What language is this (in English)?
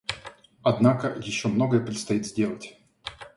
Russian